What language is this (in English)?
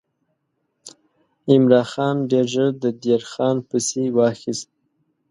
Pashto